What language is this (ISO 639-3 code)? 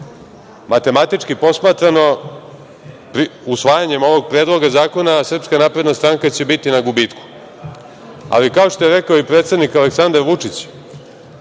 srp